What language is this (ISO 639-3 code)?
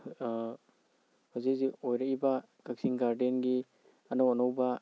mni